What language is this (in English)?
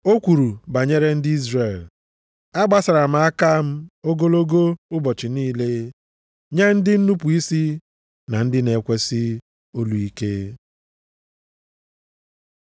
Igbo